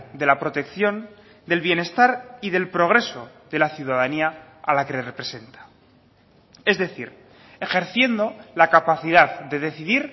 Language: Spanish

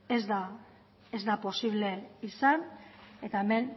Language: Basque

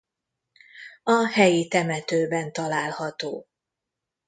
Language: Hungarian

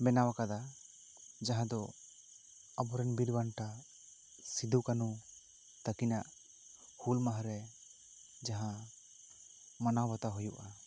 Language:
Santali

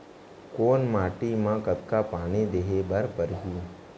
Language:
Chhattisgarhi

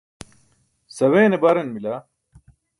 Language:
Burushaski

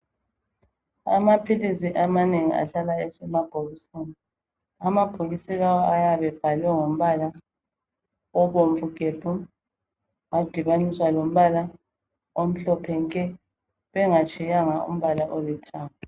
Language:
North Ndebele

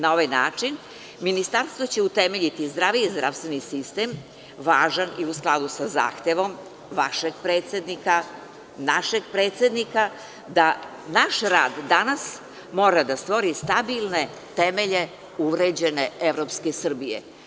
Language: Serbian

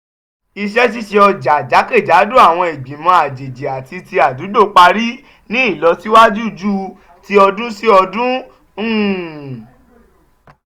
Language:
Yoruba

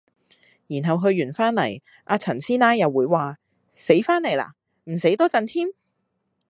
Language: Cantonese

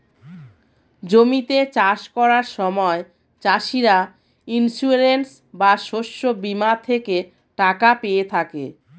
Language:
Bangla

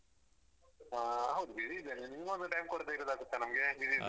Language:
Kannada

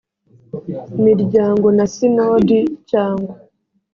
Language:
Kinyarwanda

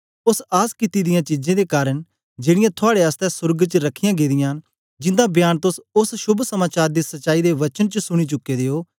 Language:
Dogri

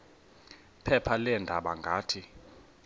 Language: Xhosa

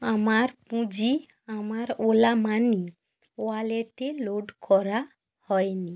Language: Bangla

